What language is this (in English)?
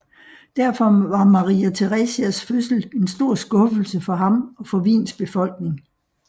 Danish